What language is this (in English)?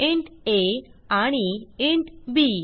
Marathi